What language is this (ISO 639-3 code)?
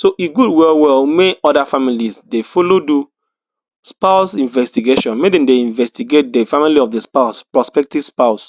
pcm